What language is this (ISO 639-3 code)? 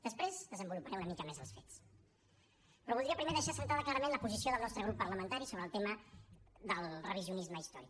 cat